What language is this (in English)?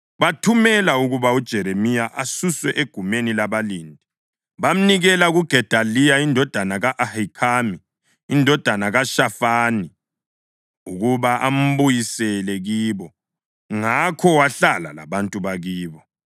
North Ndebele